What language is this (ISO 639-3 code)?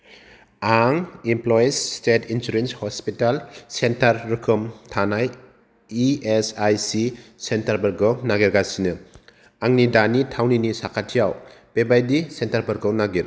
brx